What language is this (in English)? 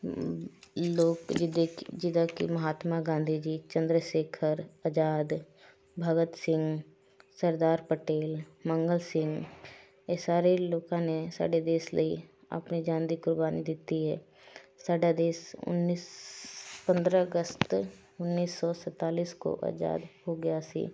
Punjabi